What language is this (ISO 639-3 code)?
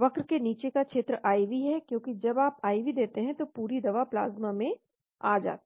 hin